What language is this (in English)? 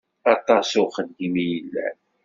Kabyle